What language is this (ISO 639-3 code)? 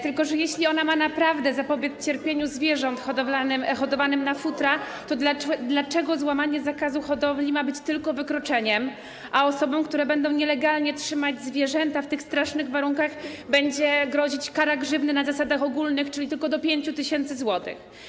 pol